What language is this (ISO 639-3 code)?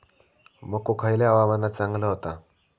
mar